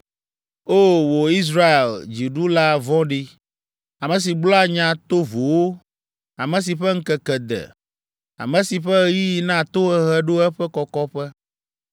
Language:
Ewe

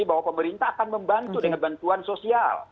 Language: Indonesian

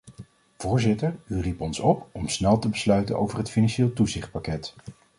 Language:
Dutch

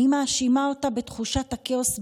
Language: Hebrew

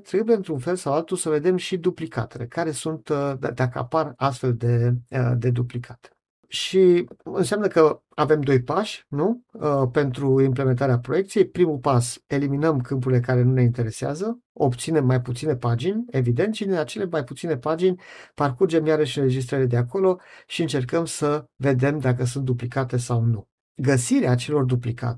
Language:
Romanian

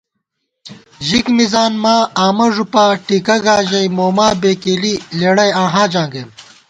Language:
Gawar-Bati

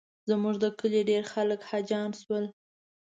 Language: Pashto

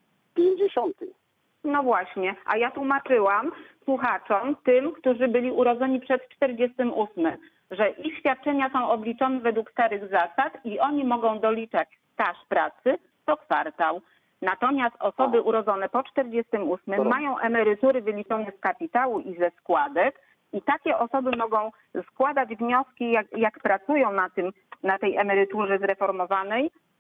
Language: Polish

